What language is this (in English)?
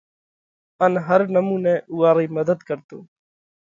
Parkari Koli